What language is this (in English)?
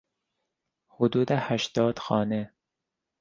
Persian